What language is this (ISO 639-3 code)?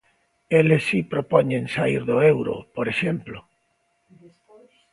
glg